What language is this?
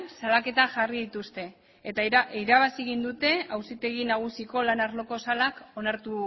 Basque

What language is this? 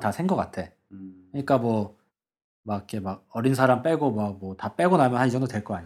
Korean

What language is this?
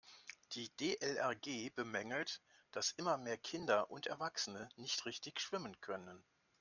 German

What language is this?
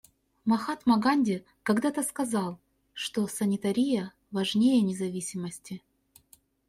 Russian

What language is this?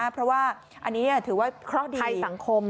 Thai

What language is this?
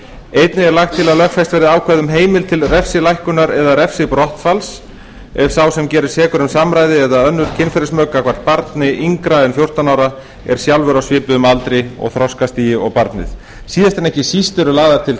Icelandic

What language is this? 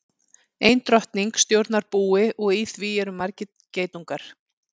Icelandic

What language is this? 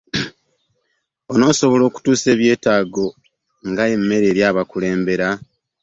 Ganda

